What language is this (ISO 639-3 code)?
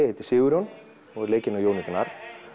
isl